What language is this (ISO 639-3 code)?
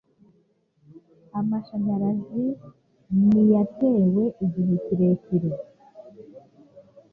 kin